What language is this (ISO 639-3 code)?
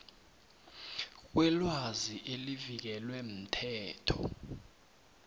nbl